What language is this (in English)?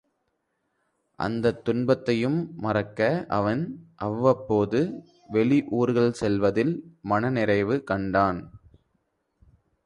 Tamil